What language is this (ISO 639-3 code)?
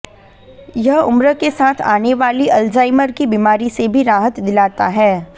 hin